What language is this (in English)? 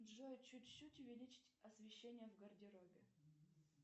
Russian